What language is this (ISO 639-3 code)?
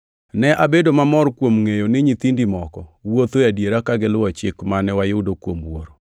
luo